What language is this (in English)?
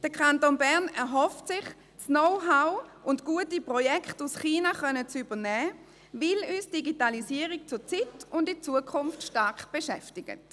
Swiss German